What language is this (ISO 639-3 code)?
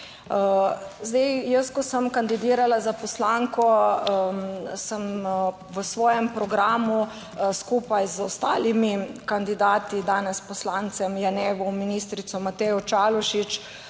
slv